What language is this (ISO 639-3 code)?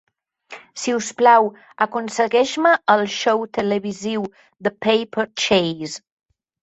cat